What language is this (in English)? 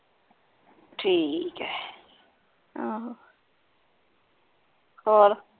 Punjabi